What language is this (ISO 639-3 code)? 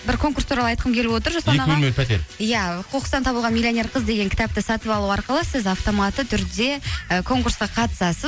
kaz